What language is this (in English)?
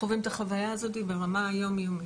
Hebrew